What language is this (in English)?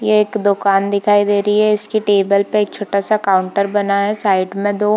Hindi